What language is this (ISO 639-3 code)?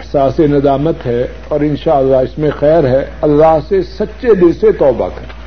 urd